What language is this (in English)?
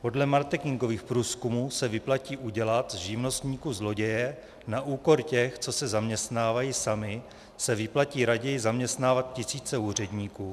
Czech